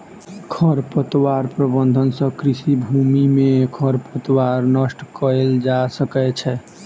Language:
Maithili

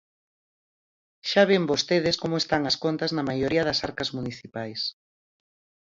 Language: Galician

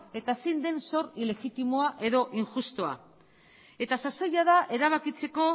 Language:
Basque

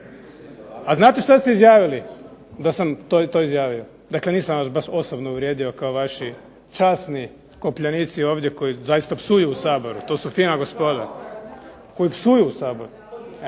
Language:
Croatian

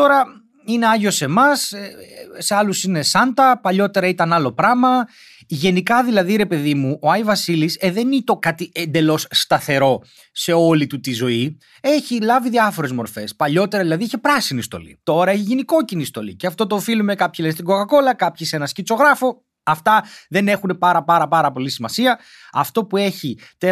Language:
Greek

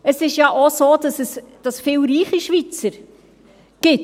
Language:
Swiss German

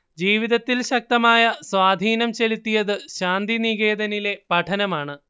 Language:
Malayalam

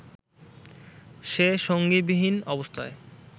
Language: Bangla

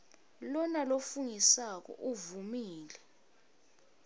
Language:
Swati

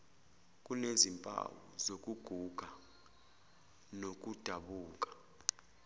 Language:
Zulu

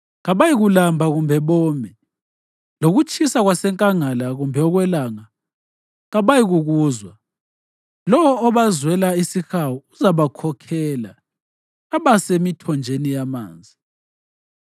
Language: North Ndebele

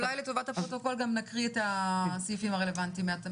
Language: Hebrew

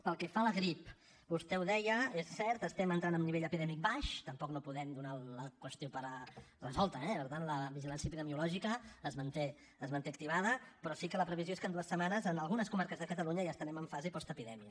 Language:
Catalan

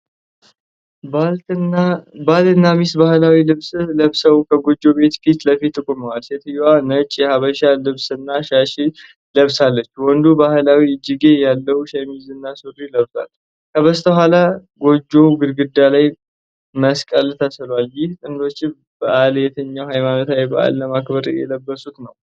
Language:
Amharic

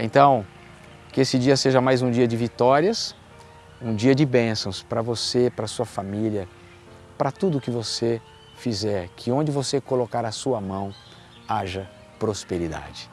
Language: Portuguese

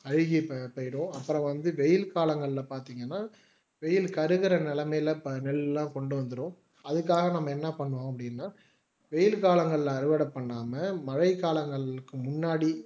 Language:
Tamil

